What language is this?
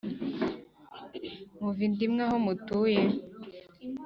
Kinyarwanda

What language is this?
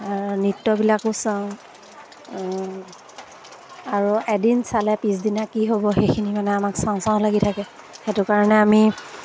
Assamese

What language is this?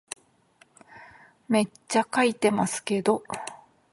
Japanese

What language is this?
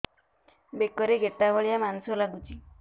Odia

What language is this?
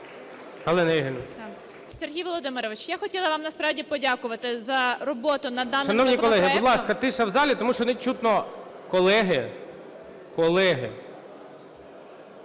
Ukrainian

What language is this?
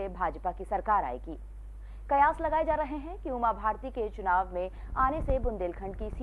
Hindi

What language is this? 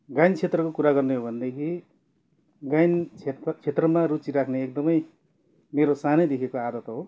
Nepali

